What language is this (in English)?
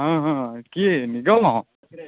Odia